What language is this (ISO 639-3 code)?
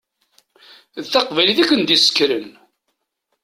kab